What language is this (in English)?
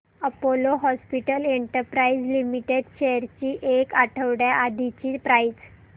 Marathi